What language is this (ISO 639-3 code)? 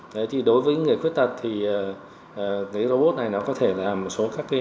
vie